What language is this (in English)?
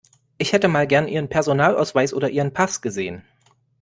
German